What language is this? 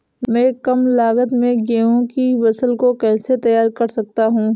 Hindi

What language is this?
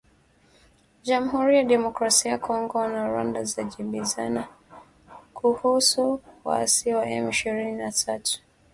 Swahili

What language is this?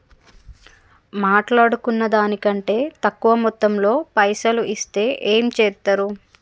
Telugu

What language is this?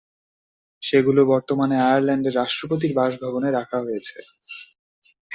Bangla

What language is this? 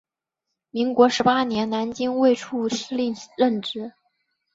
Chinese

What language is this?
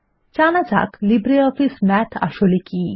Bangla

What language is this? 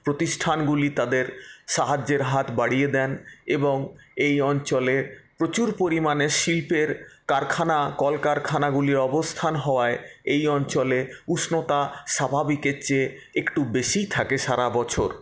Bangla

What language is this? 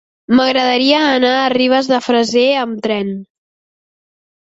Catalan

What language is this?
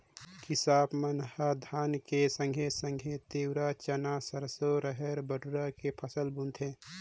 Chhattisgarhi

